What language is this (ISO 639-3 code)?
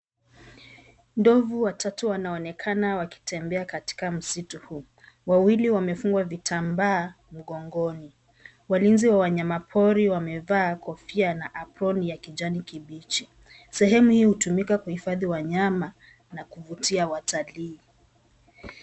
swa